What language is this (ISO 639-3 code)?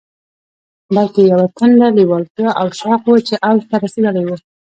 pus